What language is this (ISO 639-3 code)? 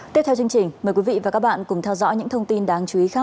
vie